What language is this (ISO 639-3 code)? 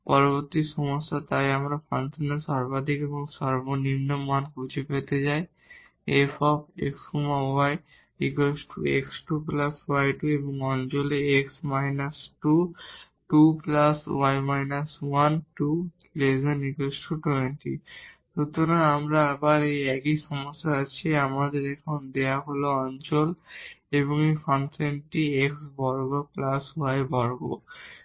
ben